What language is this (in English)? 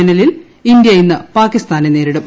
Malayalam